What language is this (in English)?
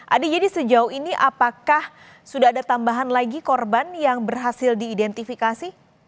Indonesian